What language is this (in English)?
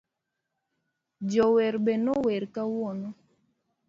Luo (Kenya and Tanzania)